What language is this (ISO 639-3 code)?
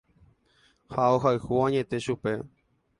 grn